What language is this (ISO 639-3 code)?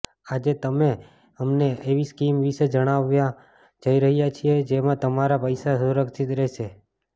guj